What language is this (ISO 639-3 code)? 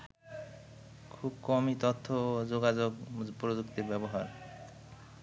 ben